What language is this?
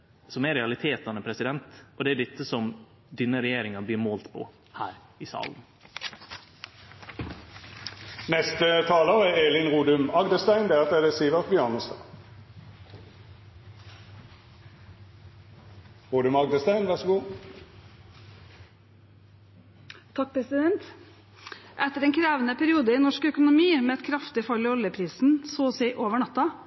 Norwegian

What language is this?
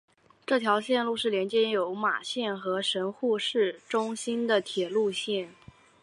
Chinese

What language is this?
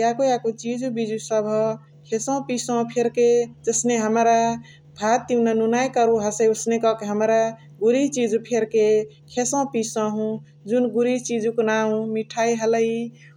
Chitwania Tharu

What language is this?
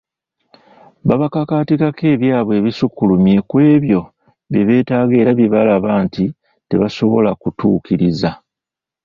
Ganda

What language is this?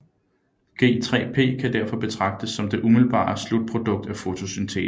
Danish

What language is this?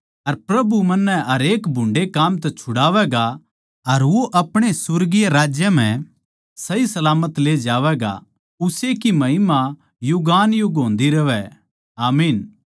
Haryanvi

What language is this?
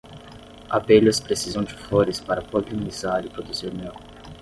Portuguese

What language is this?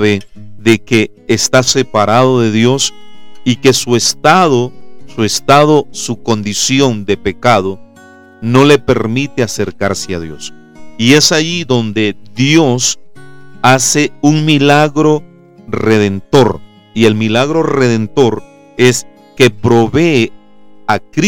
Spanish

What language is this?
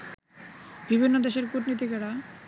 Bangla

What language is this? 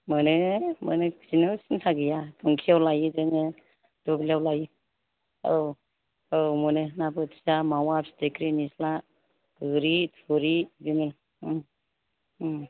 Bodo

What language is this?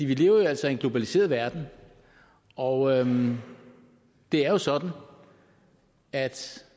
Danish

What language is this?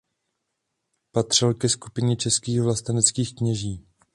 Czech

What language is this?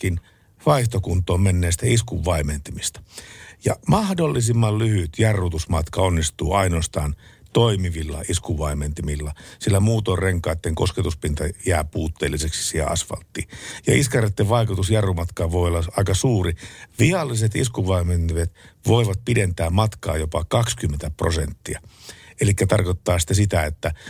Finnish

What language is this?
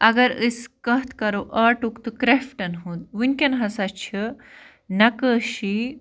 Kashmiri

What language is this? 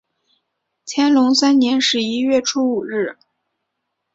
Chinese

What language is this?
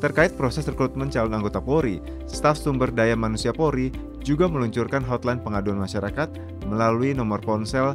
Indonesian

